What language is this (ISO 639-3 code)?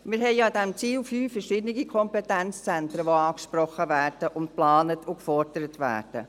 gsw